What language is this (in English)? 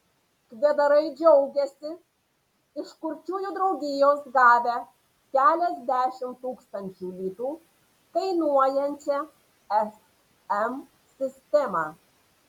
Lithuanian